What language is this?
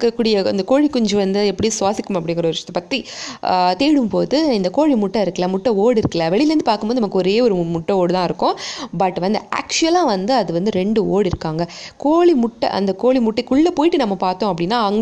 Tamil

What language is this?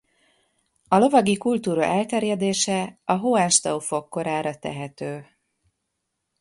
Hungarian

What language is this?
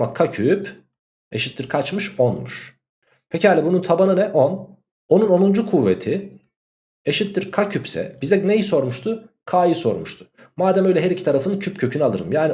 Turkish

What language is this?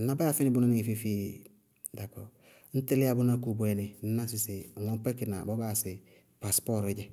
Bago-Kusuntu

